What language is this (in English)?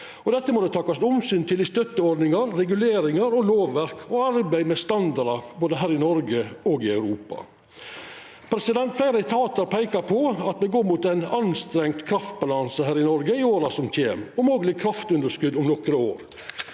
Norwegian